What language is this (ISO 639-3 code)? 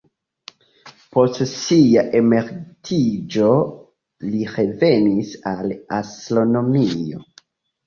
epo